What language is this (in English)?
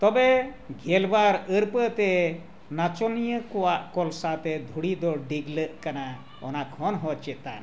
Santali